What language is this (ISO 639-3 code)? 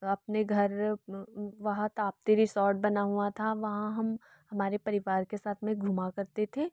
hin